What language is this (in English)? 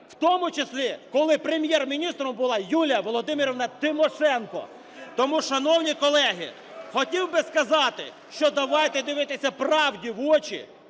Ukrainian